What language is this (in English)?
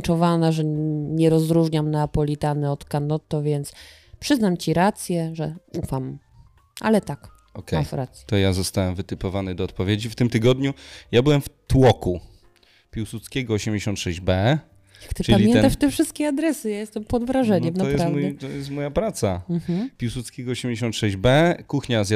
Polish